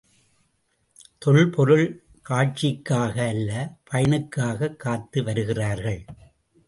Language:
Tamil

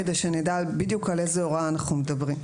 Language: Hebrew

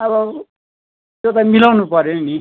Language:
Nepali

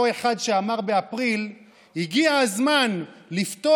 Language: Hebrew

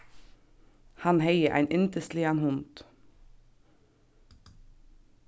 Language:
Faroese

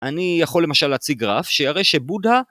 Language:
Hebrew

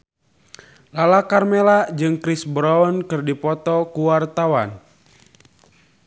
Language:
Sundanese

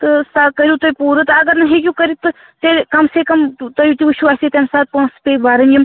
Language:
Kashmiri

